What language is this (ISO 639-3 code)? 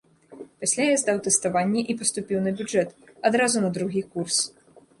bel